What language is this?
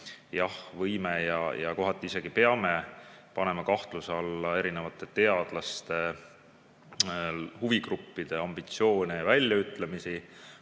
Estonian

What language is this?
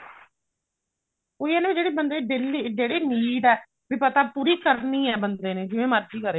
Punjabi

